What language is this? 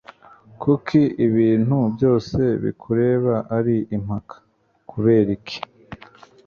Kinyarwanda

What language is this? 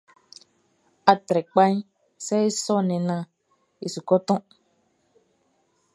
Baoulé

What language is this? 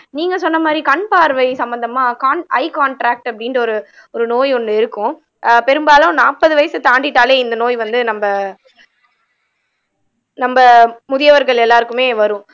Tamil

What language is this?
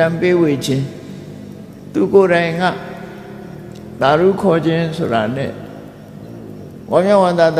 Vietnamese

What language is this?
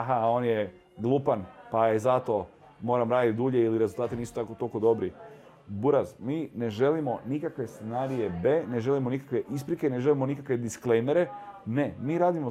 Croatian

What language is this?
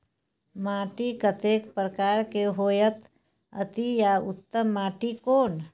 Maithili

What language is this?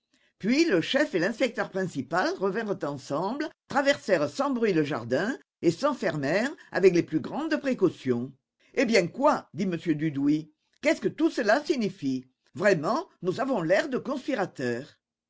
French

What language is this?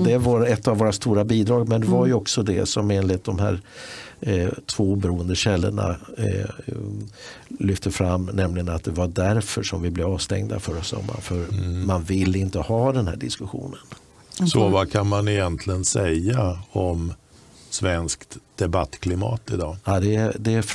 Swedish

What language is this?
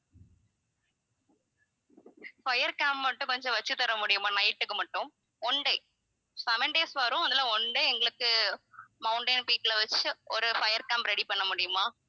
Tamil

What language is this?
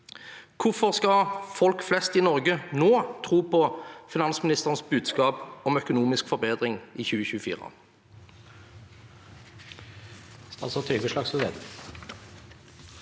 Norwegian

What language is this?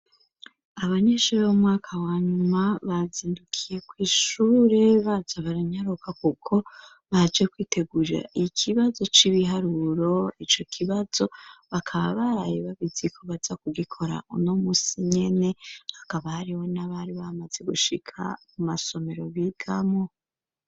Rundi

